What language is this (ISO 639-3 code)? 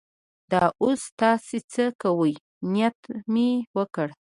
pus